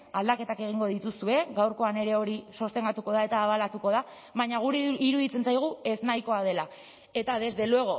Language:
Basque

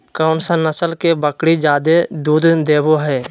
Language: Magahi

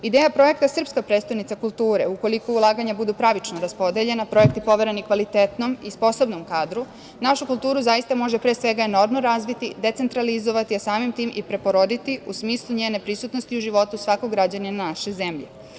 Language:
Serbian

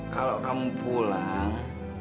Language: Indonesian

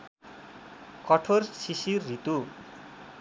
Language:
Nepali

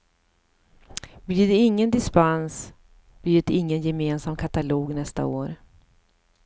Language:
Swedish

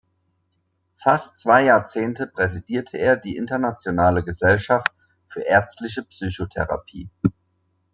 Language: German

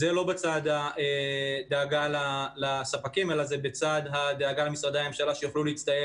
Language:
Hebrew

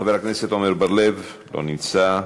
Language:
Hebrew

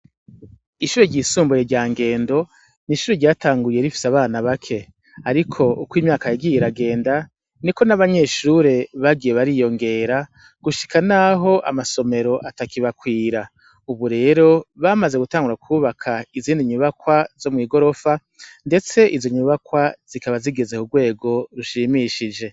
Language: Rundi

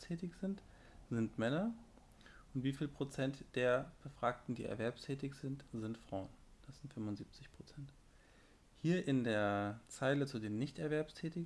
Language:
German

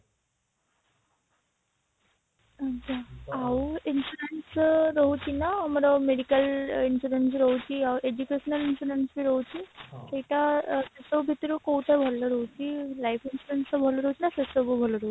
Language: Odia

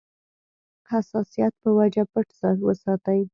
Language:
Pashto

